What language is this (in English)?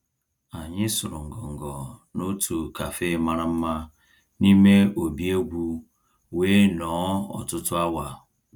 Igbo